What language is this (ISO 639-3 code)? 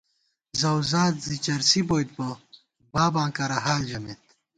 gwt